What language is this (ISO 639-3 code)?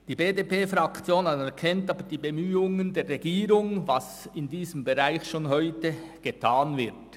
gsw